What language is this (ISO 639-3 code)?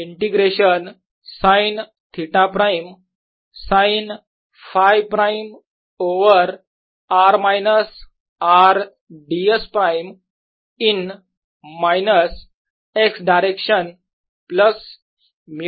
mar